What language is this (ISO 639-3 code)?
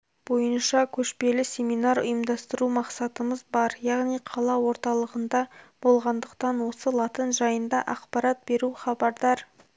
kaz